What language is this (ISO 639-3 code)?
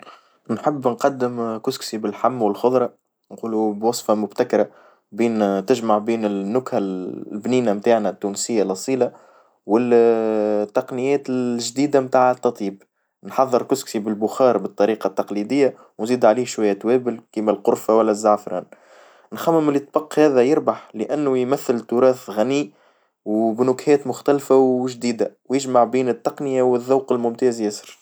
aeb